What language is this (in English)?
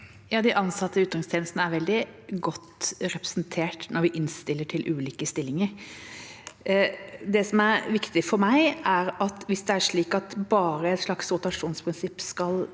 Norwegian